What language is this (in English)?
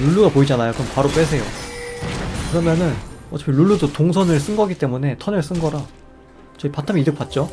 Korean